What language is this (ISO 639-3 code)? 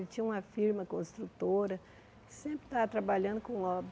por